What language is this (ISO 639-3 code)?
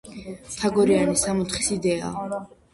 kat